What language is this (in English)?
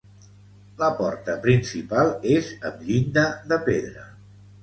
Catalan